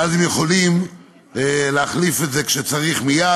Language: Hebrew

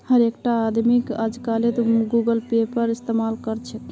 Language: Magahi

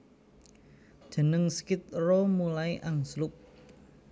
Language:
Javanese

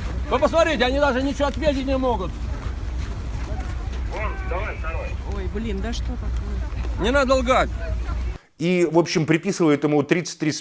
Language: Russian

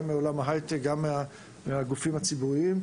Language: Hebrew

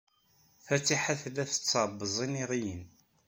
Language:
Kabyle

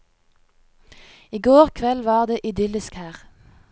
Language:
Norwegian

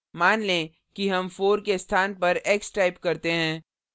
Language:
Hindi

